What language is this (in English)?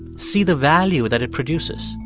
English